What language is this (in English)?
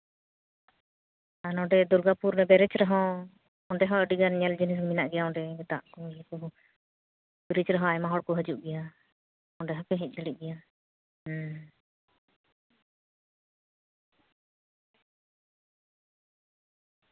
Santali